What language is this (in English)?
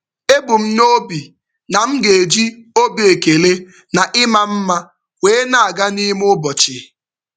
Igbo